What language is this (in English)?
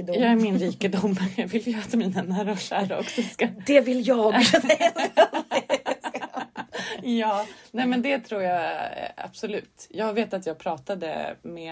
Swedish